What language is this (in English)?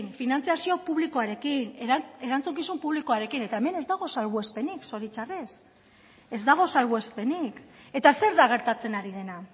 Basque